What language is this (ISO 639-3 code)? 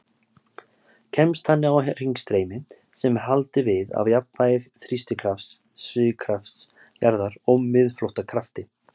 isl